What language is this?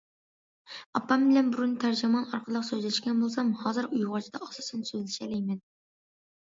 Uyghur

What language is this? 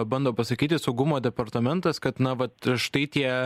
Lithuanian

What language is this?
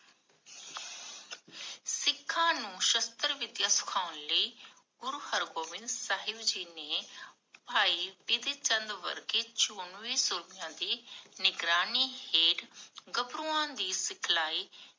Punjabi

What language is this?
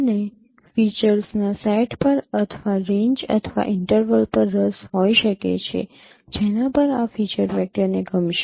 Gujarati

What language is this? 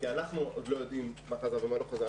Hebrew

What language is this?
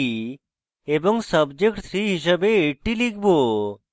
Bangla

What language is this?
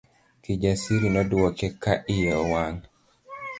Luo (Kenya and Tanzania)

